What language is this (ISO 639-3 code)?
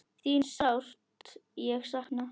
isl